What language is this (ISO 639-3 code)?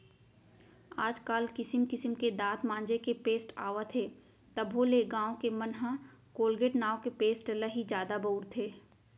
hne